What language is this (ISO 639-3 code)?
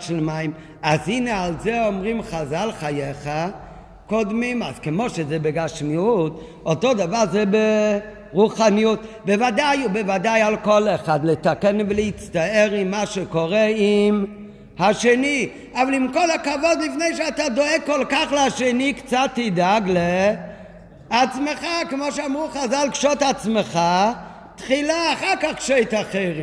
heb